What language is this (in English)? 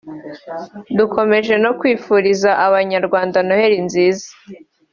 Kinyarwanda